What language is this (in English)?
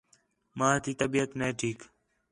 Khetrani